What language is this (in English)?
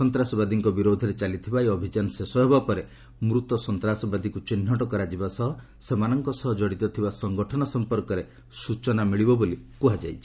Odia